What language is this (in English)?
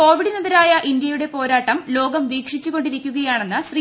Malayalam